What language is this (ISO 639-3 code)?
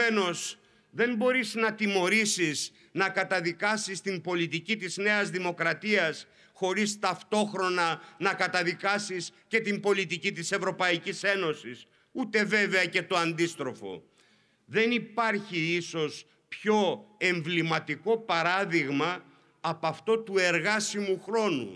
ell